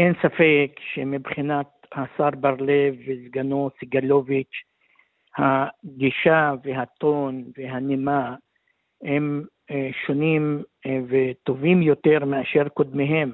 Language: Hebrew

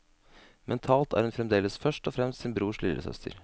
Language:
Norwegian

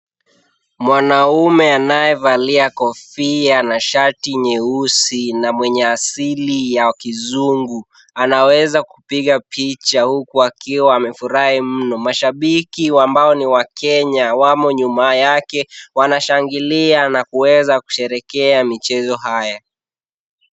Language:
Swahili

